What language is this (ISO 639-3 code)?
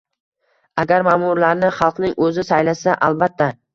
uzb